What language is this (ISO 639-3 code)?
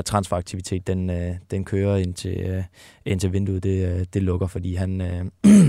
dan